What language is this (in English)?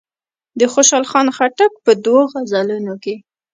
Pashto